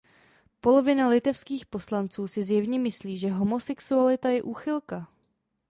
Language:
Czech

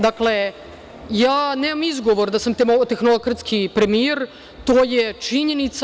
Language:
Serbian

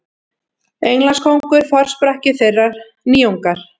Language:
Icelandic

